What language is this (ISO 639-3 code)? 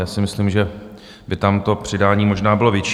ces